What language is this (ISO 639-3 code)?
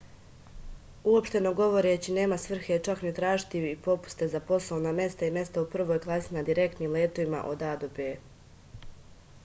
srp